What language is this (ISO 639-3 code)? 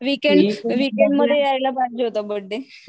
mar